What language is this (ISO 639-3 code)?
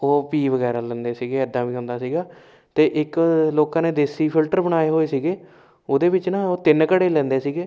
pan